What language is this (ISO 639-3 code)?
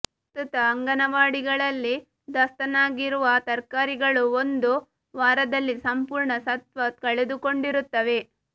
kan